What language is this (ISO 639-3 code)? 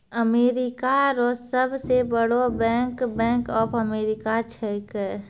mai